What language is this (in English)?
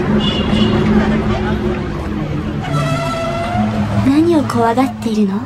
Japanese